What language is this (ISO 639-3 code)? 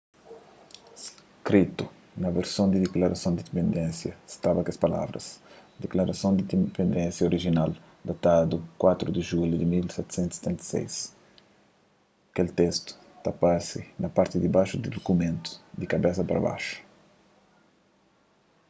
kea